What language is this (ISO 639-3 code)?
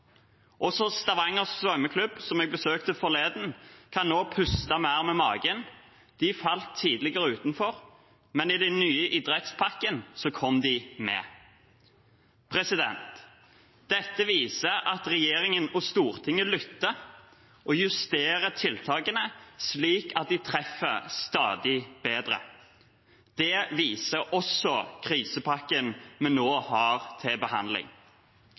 nob